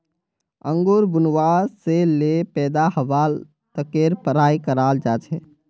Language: Magahi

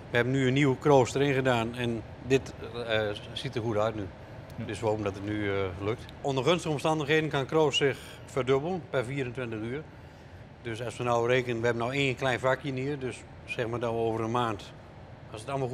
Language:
Dutch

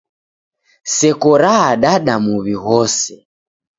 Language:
Taita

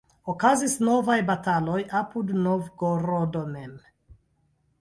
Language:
Esperanto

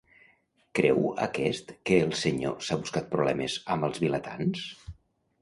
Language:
Catalan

